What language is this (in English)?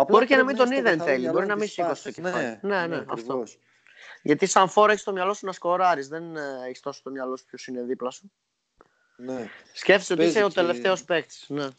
Greek